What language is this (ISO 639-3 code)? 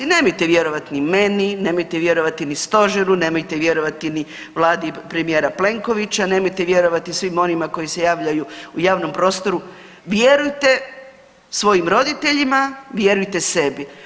hrv